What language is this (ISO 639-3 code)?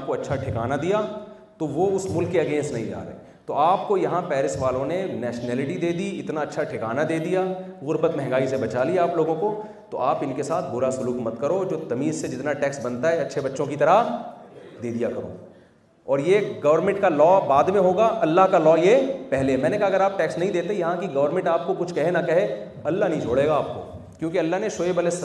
urd